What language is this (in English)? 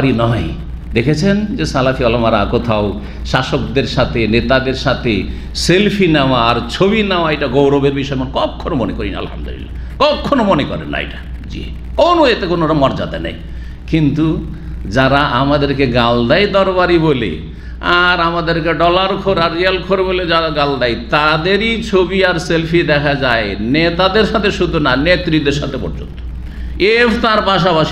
Indonesian